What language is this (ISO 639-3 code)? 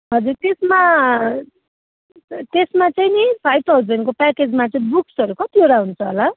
nep